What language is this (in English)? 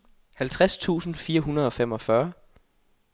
Danish